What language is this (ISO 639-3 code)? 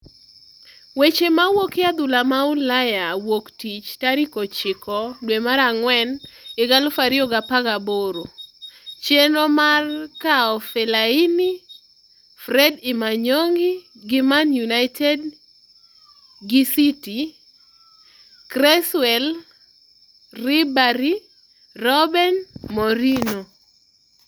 luo